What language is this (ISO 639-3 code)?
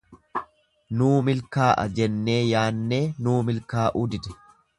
orm